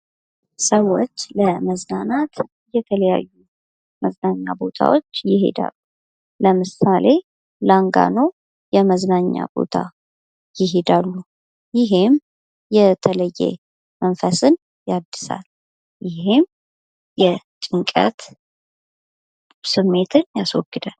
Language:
Amharic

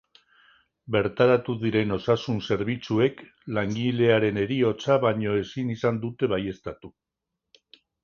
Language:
Basque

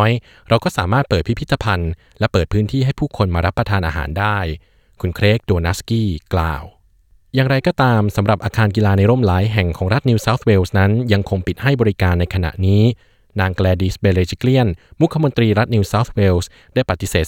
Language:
Thai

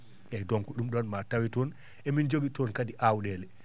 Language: Fula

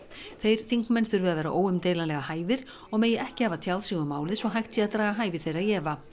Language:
Icelandic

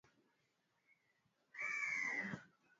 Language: Swahili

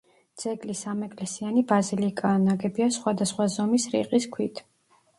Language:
Georgian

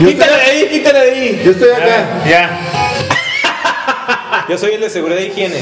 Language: Spanish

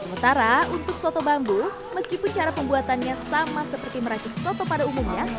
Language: Indonesian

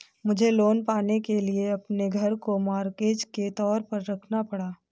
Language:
Hindi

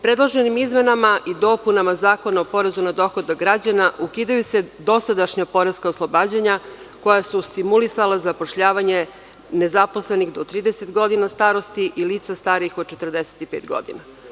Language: Serbian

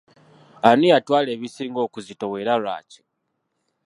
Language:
Ganda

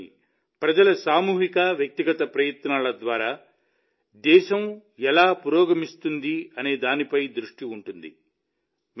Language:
Telugu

